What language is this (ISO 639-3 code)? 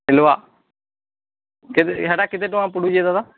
ori